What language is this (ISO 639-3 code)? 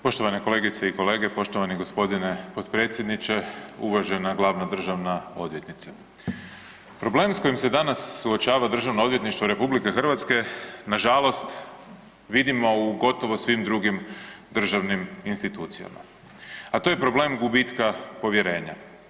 hrv